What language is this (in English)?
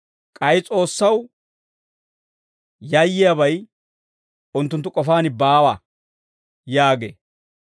Dawro